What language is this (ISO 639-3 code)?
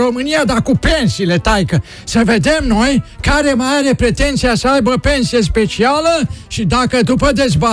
ron